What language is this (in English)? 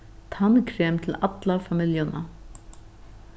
Faroese